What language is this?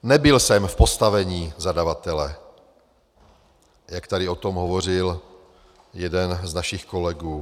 Czech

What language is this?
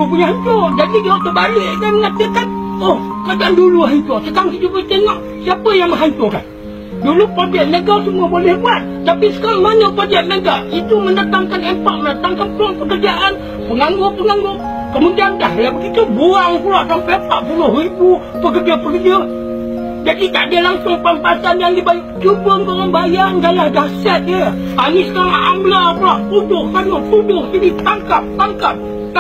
Malay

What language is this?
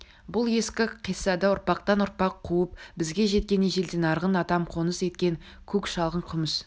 Kazakh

